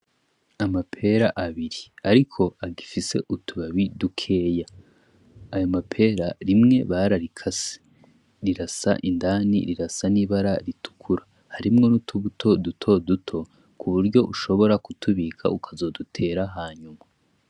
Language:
Rundi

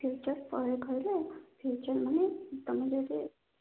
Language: Odia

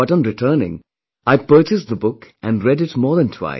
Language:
English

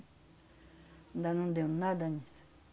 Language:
Portuguese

